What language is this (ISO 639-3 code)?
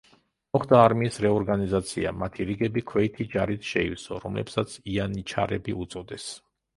kat